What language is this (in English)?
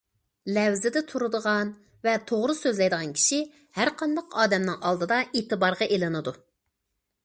Uyghur